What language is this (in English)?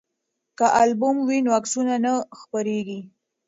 Pashto